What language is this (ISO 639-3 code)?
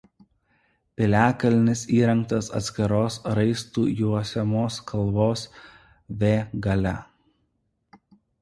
lit